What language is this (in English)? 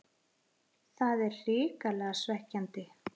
Icelandic